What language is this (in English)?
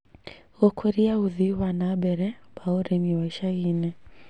Kikuyu